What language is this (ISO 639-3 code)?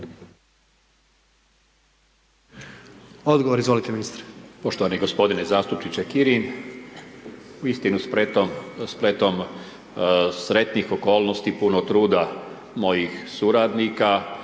hrv